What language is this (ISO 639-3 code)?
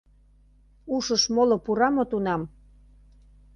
chm